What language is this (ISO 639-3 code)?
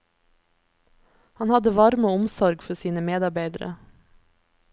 nor